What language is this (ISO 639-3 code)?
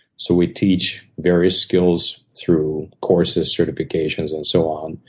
eng